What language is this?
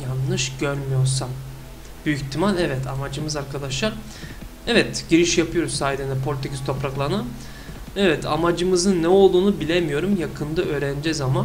Turkish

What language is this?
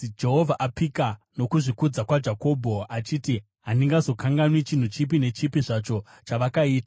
Shona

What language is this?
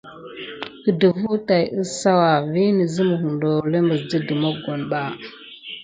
Gidar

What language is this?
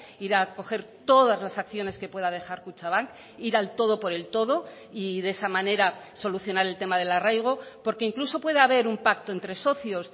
Spanish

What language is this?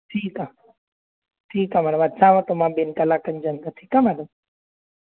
Sindhi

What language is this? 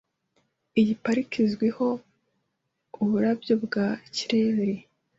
Kinyarwanda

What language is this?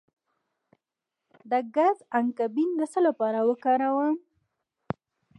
Pashto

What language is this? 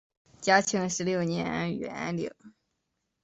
Chinese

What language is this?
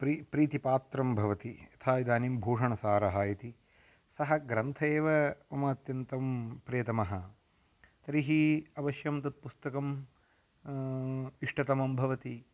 Sanskrit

